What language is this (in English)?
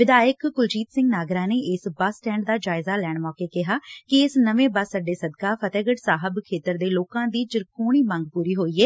Punjabi